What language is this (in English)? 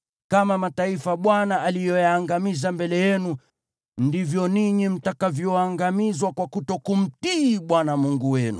Swahili